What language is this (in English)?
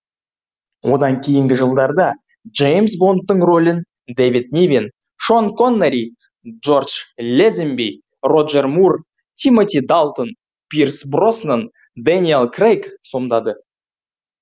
Kazakh